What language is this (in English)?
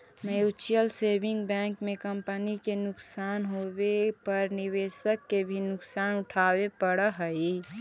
Magahi